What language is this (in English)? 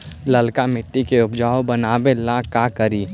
Magahi